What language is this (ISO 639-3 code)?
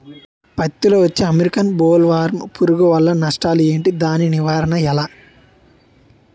tel